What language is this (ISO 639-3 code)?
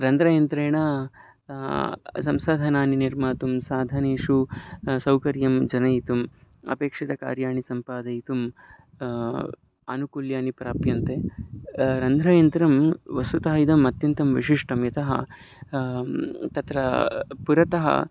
san